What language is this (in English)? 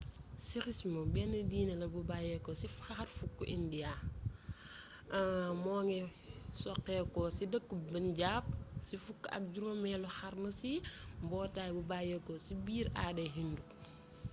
Wolof